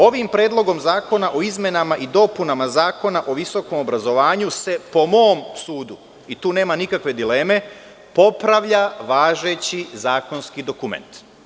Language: Serbian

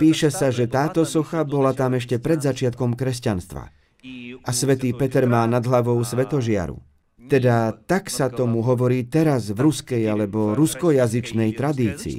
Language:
Slovak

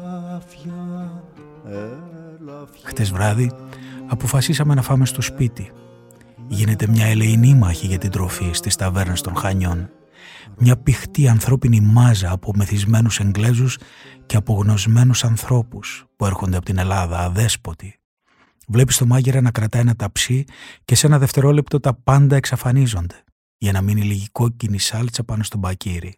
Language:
Greek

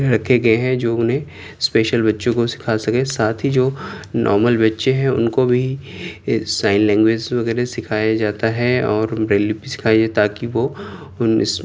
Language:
Urdu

